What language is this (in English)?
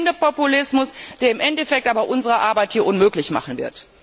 German